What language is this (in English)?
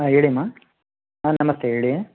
Kannada